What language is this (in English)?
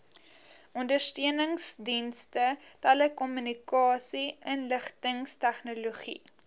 Afrikaans